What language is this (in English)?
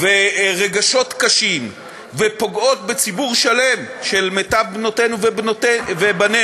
Hebrew